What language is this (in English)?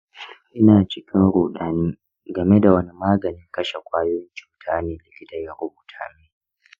Hausa